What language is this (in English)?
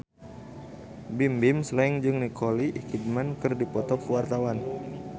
Sundanese